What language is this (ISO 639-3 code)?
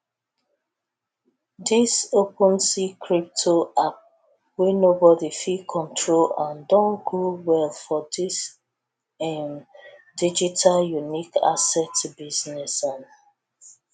pcm